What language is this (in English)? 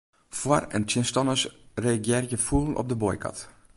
Western Frisian